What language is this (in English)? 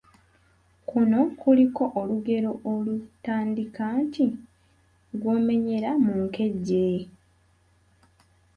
Ganda